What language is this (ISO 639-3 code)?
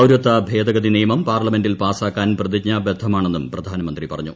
mal